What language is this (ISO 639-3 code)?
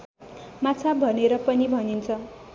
nep